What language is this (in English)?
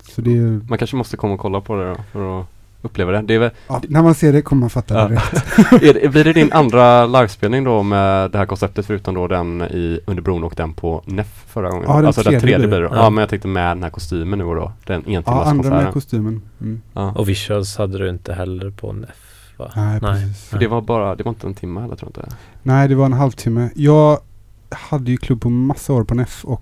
Swedish